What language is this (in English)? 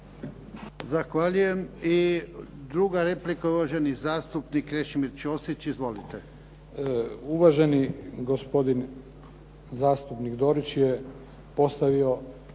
Croatian